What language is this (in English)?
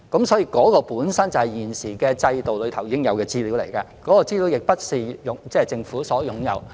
Cantonese